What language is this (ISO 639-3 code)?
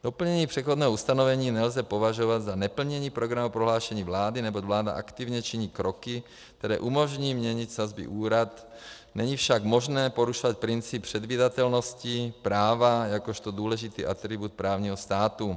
ces